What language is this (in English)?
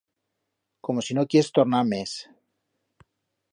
Aragonese